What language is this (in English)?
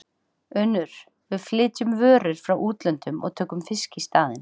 Icelandic